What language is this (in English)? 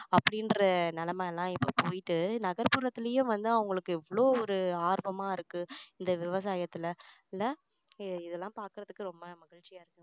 Tamil